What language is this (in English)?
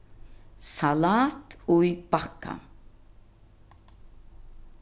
Faroese